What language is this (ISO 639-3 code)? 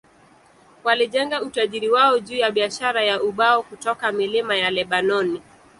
swa